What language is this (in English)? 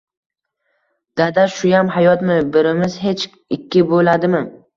Uzbek